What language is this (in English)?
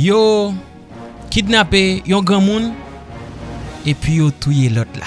French